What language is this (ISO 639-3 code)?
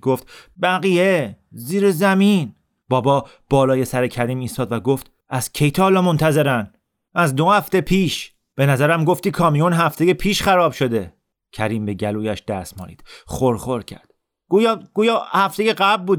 fas